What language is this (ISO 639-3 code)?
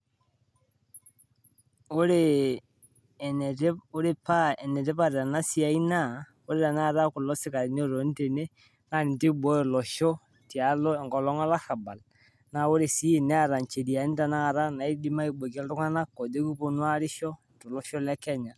mas